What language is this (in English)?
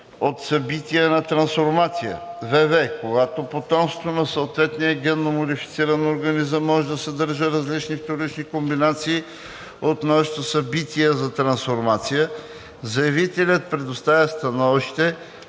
Bulgarian